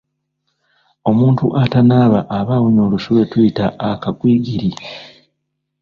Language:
Ganda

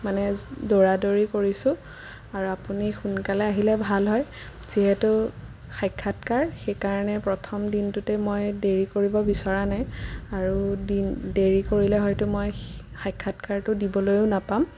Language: Assamese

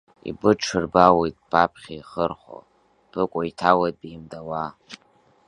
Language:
Abkhazian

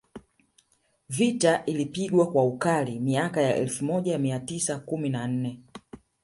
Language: Swahili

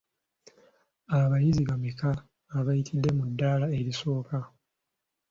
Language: Ganda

